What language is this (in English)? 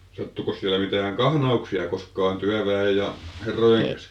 Finnish